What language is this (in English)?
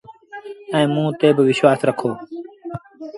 Sindhi Bhil